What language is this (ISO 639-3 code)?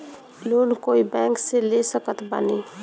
bho